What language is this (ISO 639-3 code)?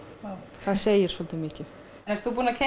isl